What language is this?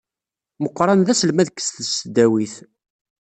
Kabyle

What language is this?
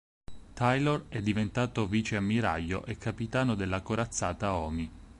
Italian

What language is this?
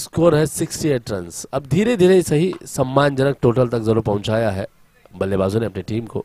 Hindi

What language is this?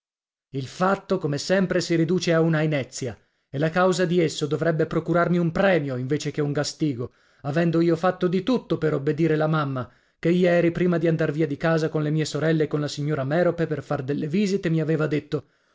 Italian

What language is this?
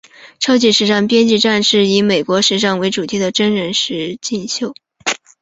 Chinese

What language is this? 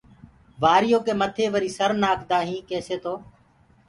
Gurgula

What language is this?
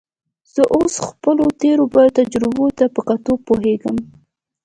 Pashto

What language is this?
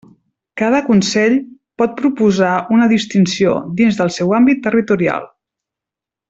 Catalan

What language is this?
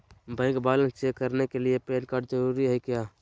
Magahi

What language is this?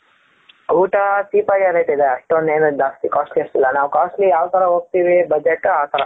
Kannada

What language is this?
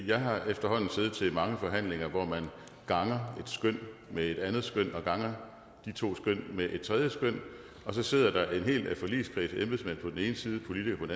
Danish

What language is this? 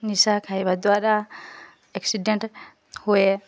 Odia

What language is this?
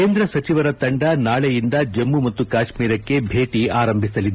Kannada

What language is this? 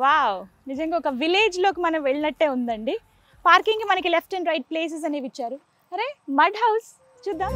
Telugu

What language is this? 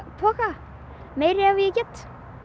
Icelandic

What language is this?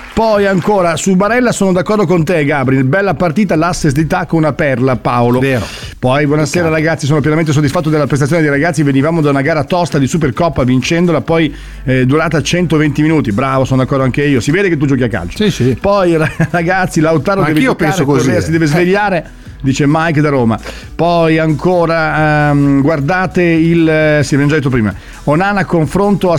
Italian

